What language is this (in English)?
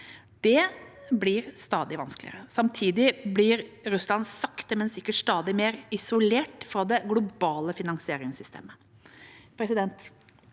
Norwegian